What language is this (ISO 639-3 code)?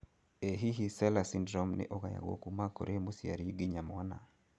kik